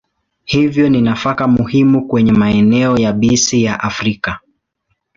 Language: Swahili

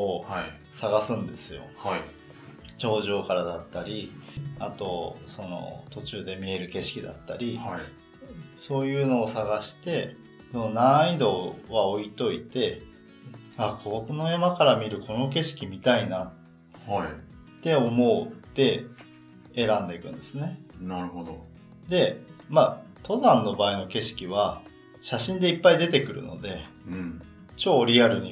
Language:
Japanese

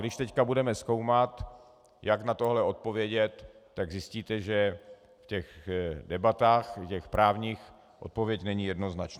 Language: Czech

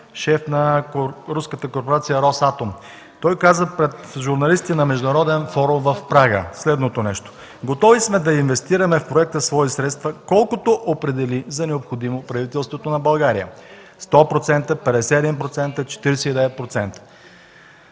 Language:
Bulgarian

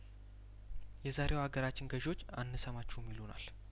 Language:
Amharic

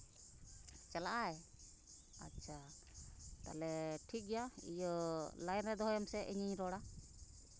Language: Santali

